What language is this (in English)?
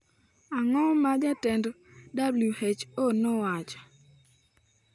Luo (Kenya and Tanzania)